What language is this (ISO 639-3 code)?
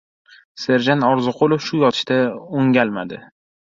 uzb